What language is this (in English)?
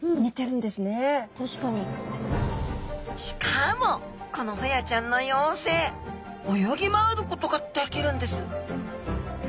Japanese